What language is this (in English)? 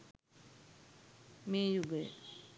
Sinhala